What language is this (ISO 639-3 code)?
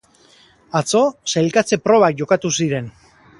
eus